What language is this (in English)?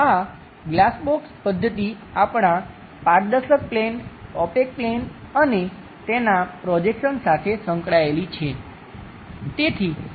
Gujarati